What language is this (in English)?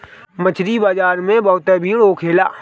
Bhojpuri